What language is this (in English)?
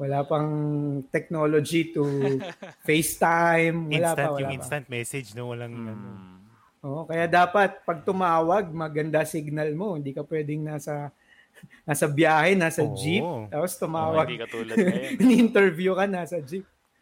Filipino